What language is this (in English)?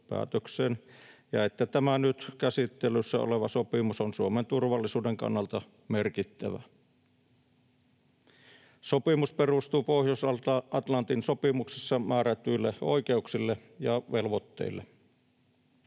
Finnish